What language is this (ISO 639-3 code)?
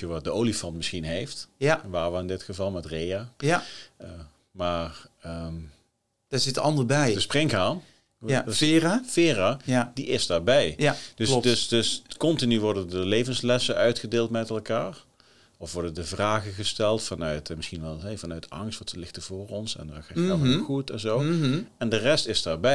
nld